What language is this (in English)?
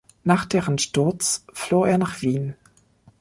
German